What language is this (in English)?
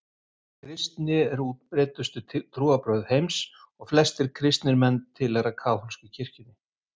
Icelandic